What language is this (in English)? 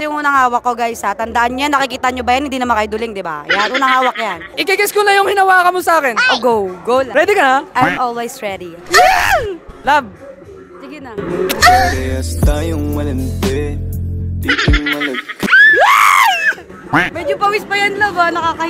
Filipino